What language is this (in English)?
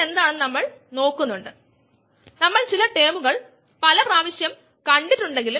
Malayalam